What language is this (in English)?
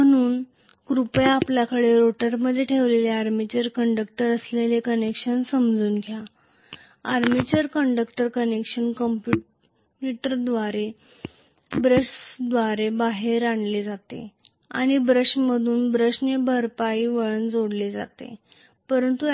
Marathi